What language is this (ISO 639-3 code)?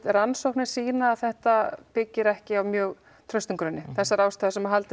isl